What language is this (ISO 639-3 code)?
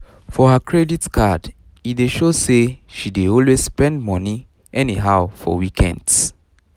pcm